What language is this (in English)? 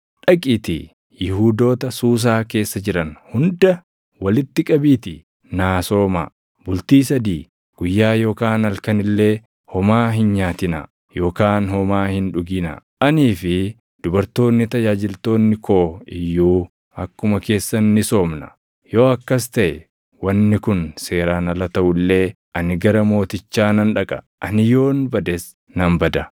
Oromo